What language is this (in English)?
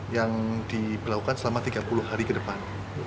Indonesian